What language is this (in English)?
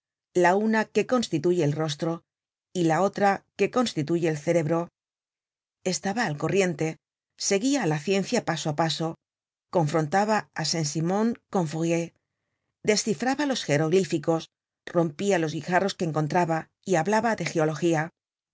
Spanish